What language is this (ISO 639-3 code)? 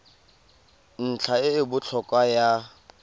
tsn